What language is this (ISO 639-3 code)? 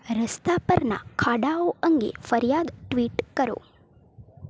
guj